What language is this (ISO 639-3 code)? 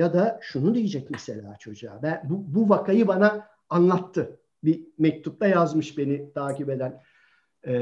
tur